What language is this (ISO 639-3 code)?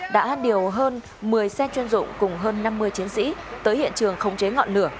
vie